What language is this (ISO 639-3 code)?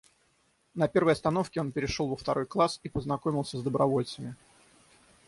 rus